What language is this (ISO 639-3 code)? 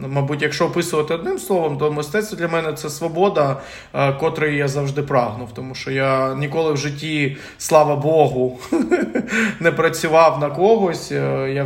ukr